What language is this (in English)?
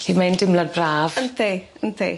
Welsh